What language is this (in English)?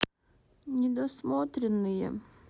Russian